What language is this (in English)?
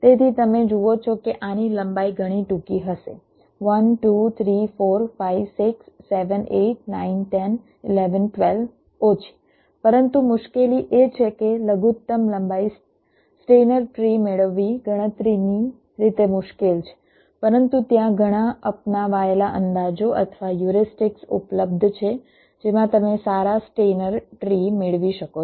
Gujarati